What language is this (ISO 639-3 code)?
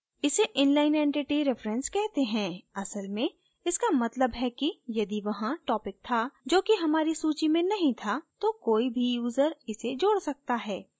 hin